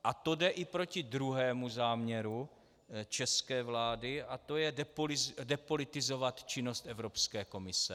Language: Czech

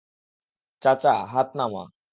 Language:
Bangla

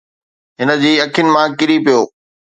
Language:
Sindhi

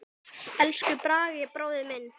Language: Icelandic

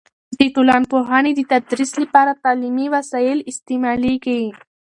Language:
Pashto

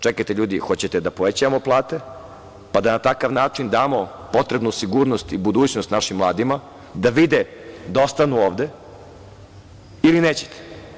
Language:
Serbian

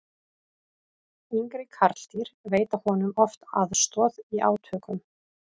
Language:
Icelandic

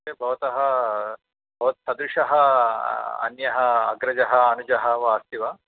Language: Sanskrit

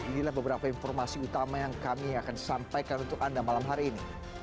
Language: Indonesian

